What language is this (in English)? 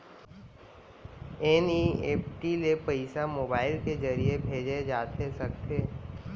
Chhattisgarhi